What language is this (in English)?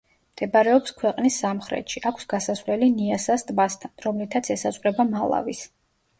Georgian